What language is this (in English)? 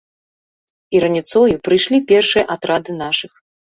Belarusian